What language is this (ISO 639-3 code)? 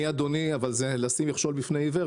heb